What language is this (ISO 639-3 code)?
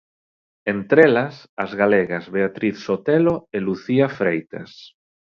glg